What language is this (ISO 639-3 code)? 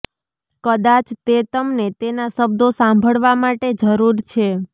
guj